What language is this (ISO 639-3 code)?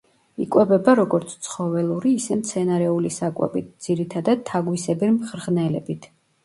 kat